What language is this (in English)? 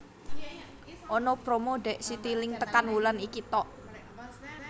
Javanese